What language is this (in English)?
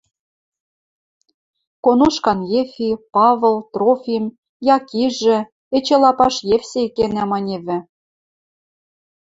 Western Mari